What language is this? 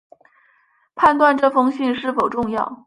Chinese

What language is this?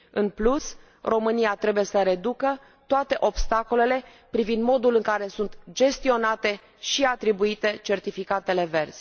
Romanian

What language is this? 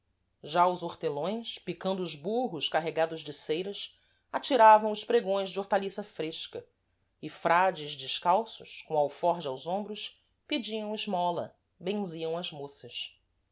Portuguese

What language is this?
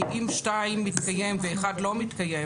Hebrew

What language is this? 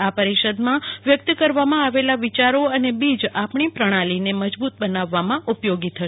Gujarati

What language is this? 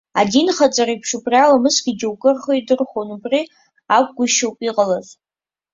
Abkhazian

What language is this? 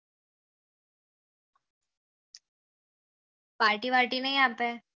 Gujarati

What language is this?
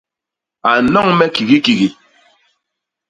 Basaa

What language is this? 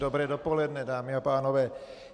Czech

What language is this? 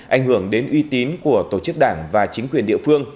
Vietnamese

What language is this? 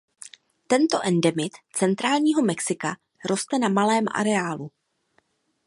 Czech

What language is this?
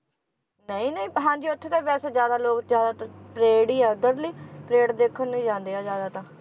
Punjabi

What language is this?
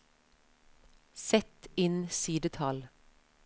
Norwegian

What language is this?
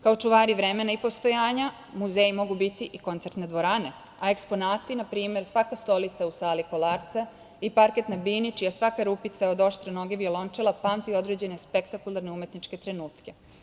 Serbian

